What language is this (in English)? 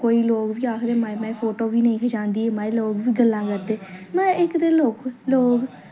Dogri